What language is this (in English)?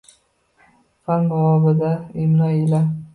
Uzbek